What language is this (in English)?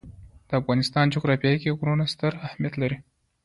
Pashto